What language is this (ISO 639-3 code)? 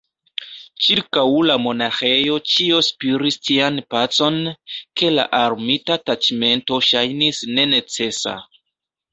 epo